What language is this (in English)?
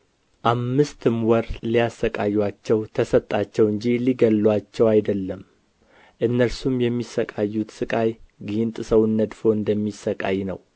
Amharic